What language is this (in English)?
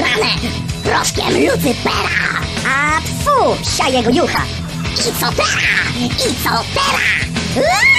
Polish